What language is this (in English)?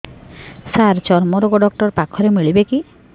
Odia